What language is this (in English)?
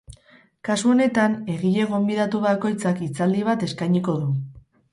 Basque